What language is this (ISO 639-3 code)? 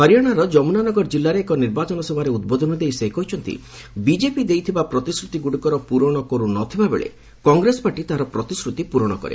ori